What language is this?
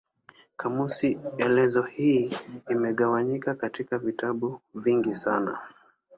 Swahili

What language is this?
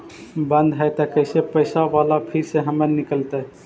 Magahi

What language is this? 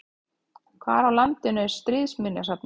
Icelandic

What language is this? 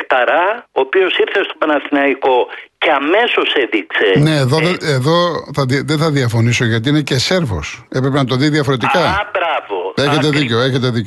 Greek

